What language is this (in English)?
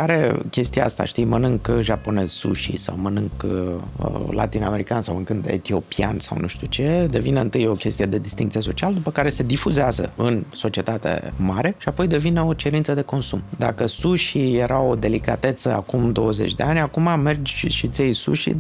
Romanian